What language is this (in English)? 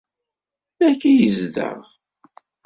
Kabyle